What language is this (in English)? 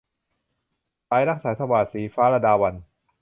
Thai